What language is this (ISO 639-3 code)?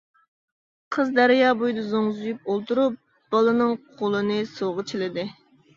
uig